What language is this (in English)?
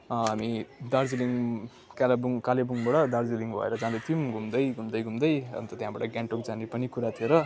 Nepali